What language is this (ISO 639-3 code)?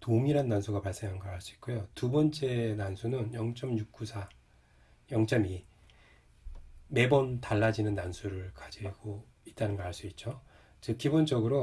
kor